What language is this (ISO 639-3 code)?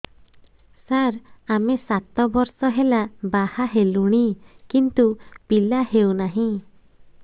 ori